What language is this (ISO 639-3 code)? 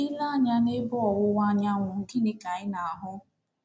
ibo